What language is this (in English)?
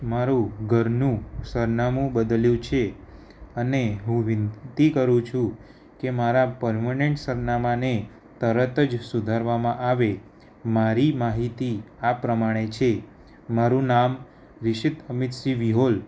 Gujarati